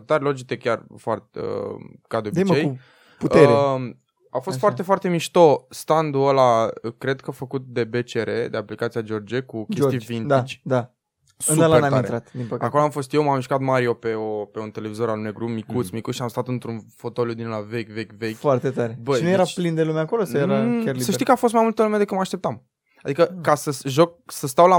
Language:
Romanian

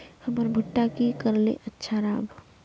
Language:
Magahi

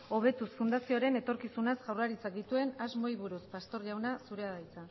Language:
Basque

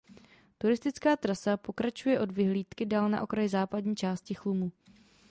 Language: Czech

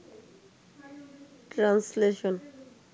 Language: Bangla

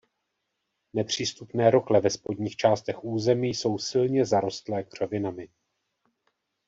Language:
Czech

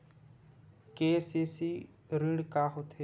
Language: Chhattisgarhi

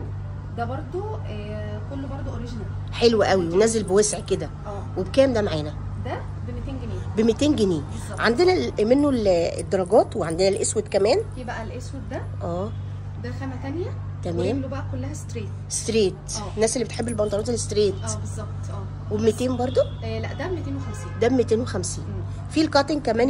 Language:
Arabic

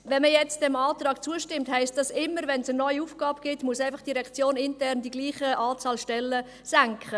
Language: Swiss German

